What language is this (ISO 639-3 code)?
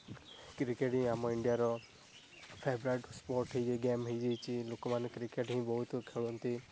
ori